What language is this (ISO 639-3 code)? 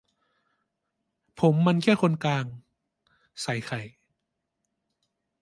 tha